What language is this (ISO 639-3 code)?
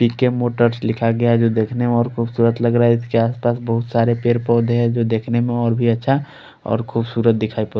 hin